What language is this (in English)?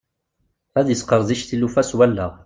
Kabyle